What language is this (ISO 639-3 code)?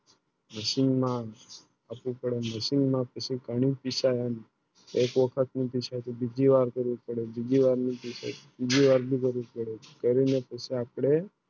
guj